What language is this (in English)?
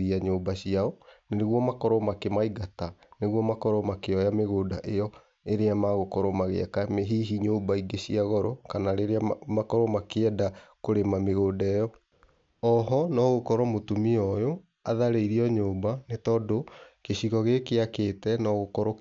Kikuyu